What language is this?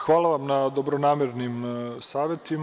Serbian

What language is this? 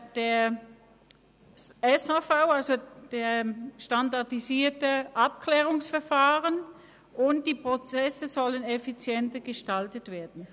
Swiss German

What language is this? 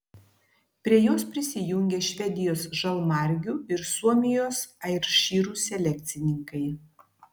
Lithuanian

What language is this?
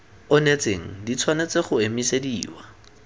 Tswana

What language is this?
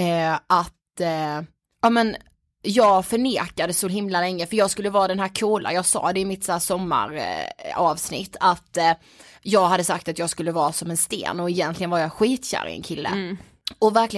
Swedish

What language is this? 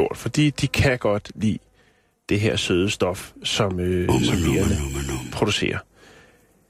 Danish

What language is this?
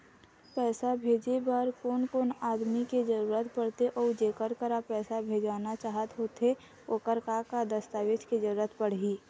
Chhattisgarhi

